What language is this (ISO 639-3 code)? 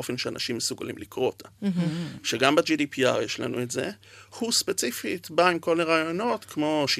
heb